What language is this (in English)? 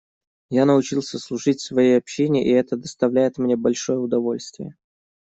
Russian